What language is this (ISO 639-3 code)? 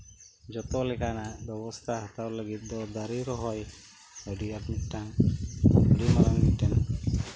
sat